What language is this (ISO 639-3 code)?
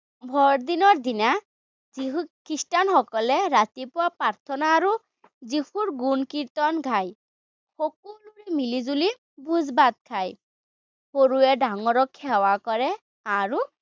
asm